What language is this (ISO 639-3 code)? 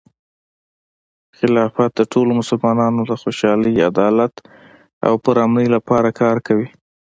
pus